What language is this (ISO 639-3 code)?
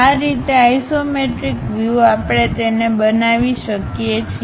guj